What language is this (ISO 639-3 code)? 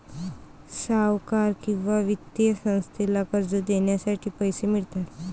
mar